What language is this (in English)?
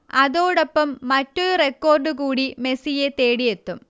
Malayalam